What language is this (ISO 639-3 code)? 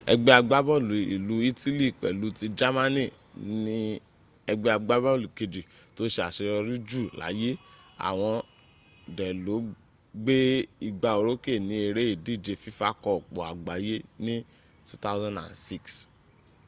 yor